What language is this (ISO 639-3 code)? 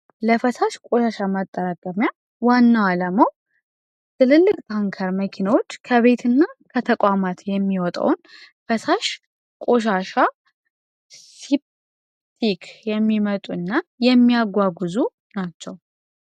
amh